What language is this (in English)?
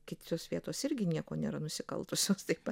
Lithuanian